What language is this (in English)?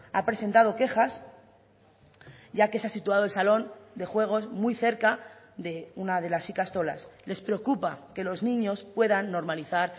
Spanish